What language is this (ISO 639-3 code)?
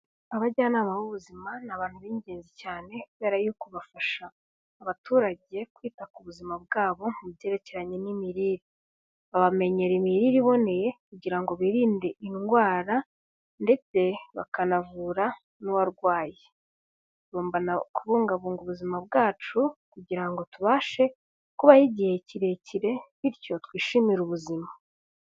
kin